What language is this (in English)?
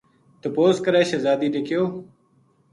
Gujari